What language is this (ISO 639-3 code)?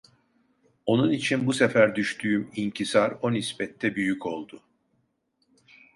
tur